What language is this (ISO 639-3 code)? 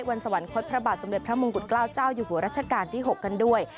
tha